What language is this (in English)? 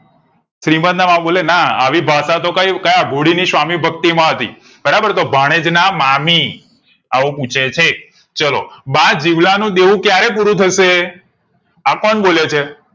Gujarati